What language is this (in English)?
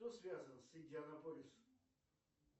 Russian